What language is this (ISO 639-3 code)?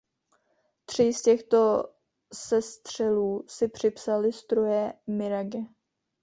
ces